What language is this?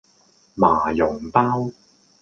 Cantonese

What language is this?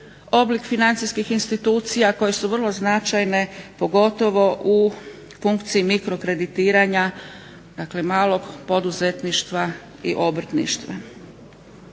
Croatian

